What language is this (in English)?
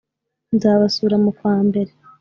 Kinyarwanda